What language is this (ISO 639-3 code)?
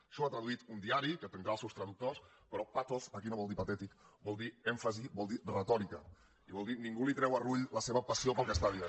cat